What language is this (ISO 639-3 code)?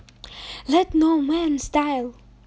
rus